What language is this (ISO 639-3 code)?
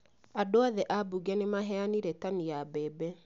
kik